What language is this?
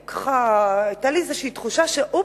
Hebrew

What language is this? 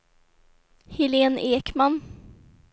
Swedish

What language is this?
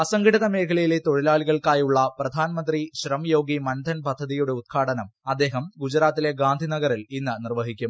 Malayalam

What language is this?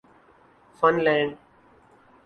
Urdu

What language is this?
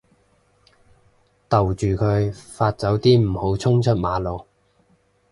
Cantonese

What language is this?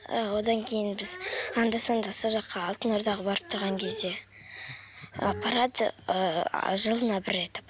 Kazakh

